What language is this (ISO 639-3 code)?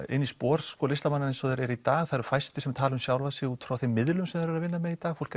isl